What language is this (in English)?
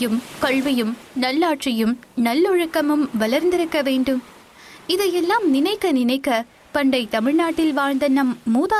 Tamil